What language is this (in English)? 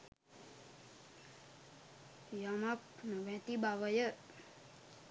Sinhala